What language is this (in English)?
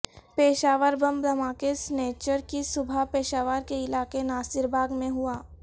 Urdu